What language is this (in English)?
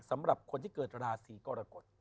Thai